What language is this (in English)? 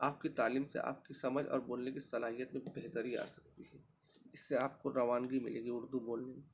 Urdu